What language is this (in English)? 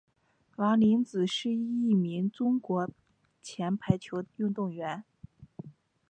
Chinese